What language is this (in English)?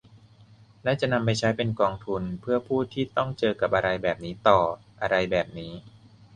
Thai